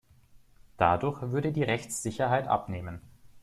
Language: German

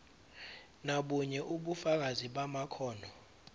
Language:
Zulu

